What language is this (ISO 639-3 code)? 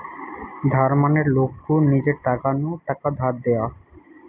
ben